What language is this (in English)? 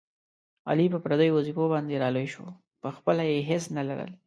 Pashto